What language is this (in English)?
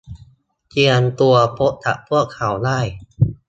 Thai